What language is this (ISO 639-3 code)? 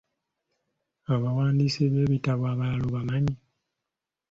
lug